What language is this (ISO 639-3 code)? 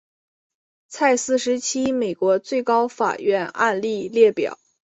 zho